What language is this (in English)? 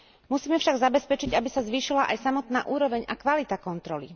Slovak